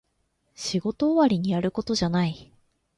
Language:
Japanese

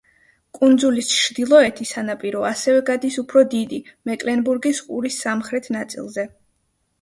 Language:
Georgian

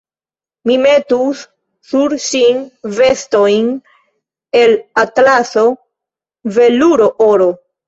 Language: Esperanto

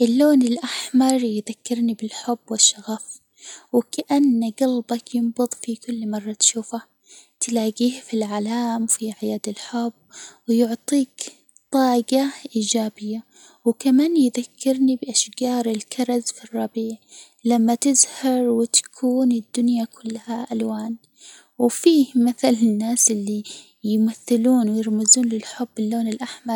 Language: Hijazi Arabic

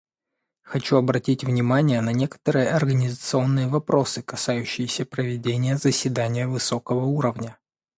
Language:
Russian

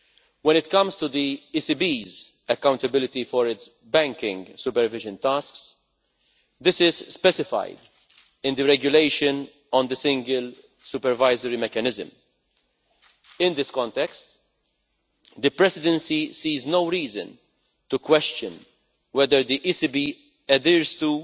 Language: English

